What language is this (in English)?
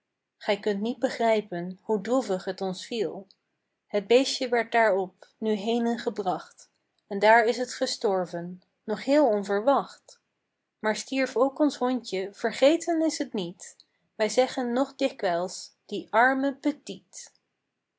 Dutch